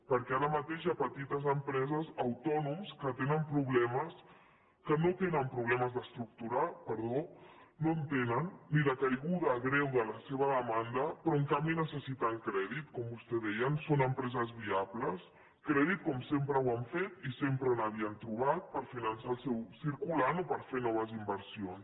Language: Catalan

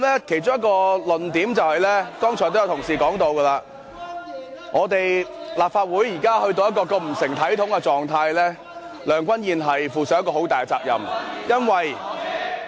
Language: Cantonese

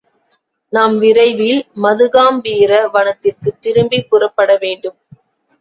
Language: Tamil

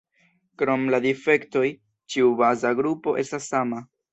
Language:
Esperanto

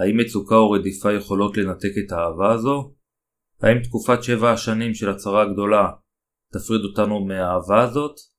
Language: Hebrew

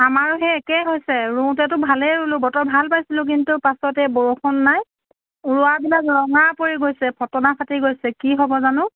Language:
Assamese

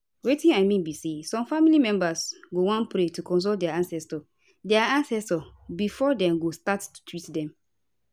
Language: Nigerian Pidgin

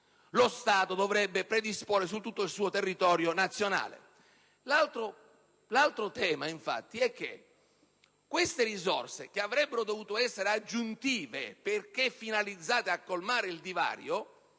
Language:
Italian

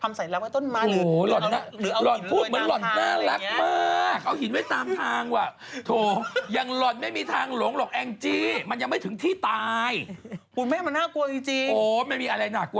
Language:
Thai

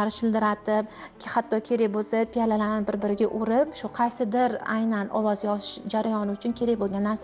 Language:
Turkish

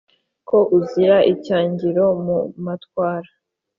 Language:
Kinyarwanda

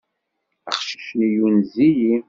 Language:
Kabyle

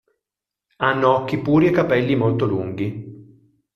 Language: Italian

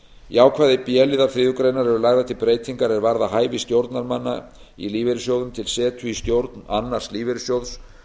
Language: Icelandic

